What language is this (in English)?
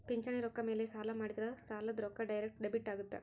Kannada